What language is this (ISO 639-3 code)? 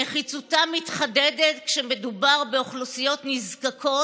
heb